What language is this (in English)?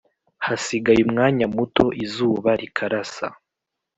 Kinyarwanda